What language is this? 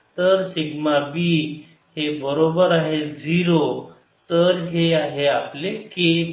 Marathi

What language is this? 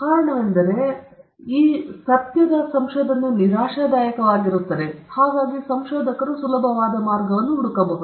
Kannada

